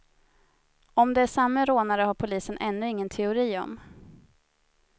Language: Swedish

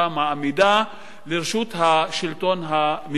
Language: Hebrew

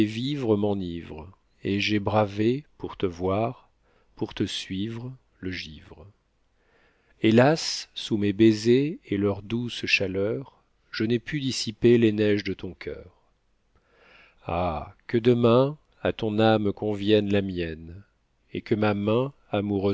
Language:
French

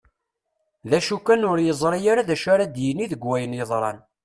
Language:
Kabyle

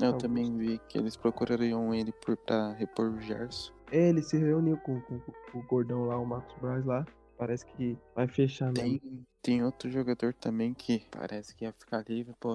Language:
Portuguese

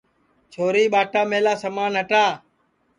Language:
Sansi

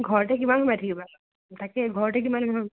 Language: Assamese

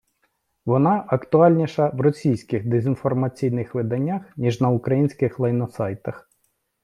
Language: Ukrainian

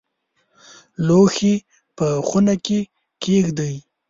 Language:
Pashto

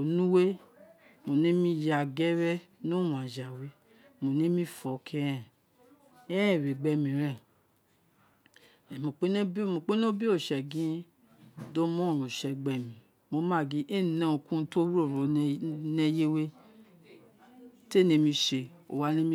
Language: Isekiri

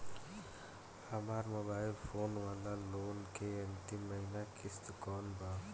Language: Bhojpuri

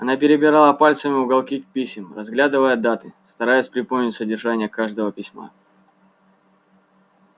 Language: Russian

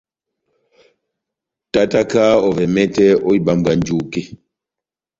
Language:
Batanga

